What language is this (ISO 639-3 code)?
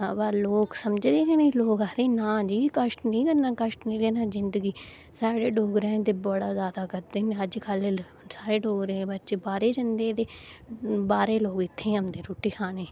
doi